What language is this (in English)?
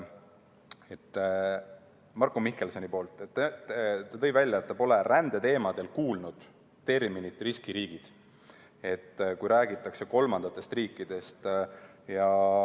Estonian